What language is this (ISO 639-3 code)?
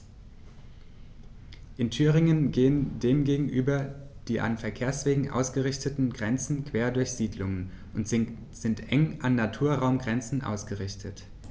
deu